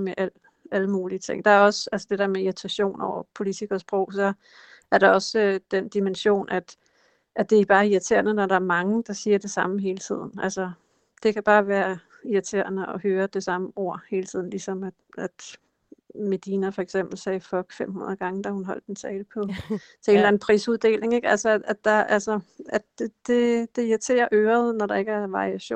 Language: Danish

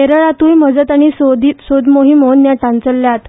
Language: Konkani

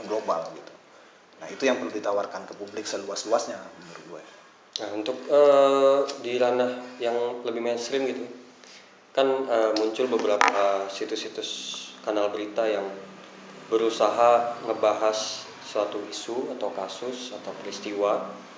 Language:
Indonesian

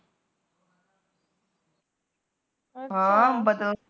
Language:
Punjabi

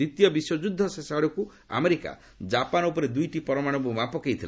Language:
Odia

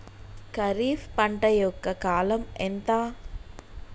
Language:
Telugu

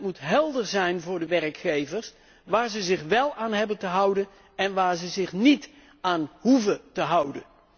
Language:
Dutch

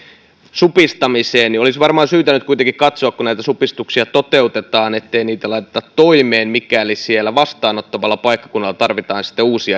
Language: Finnish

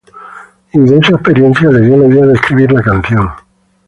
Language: Spanish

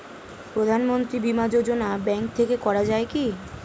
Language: Bangla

